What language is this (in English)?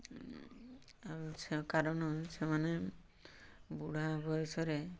Odia